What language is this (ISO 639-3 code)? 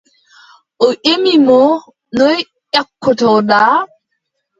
fub